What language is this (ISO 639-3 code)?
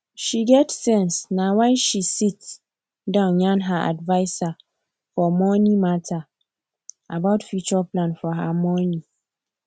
pcm